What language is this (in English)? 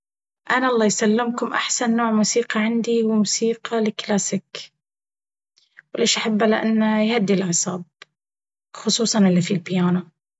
Baharna Arabic